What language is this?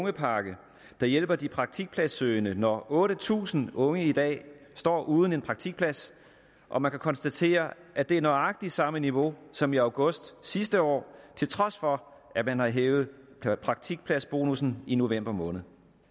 Danish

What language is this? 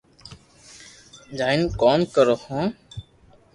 Loarki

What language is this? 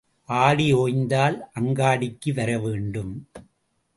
Tamil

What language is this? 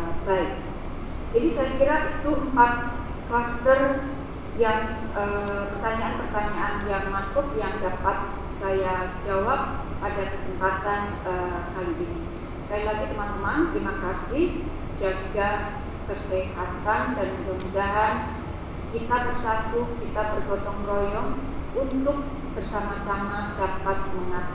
Indonesian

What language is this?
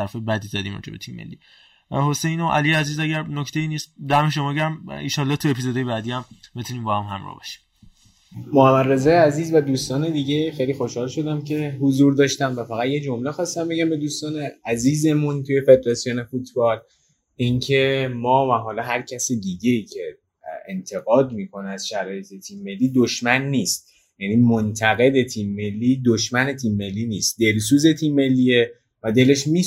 Persian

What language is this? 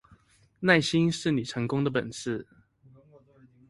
Chinese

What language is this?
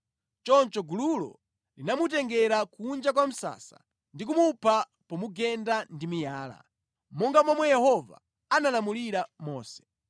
Nyanja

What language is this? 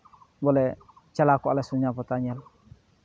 Santali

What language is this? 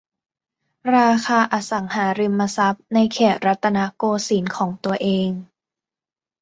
Thai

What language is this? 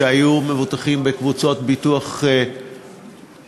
Hebrew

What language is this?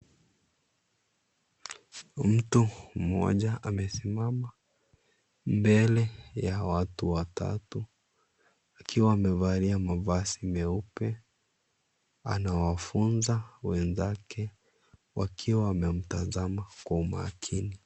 Swahili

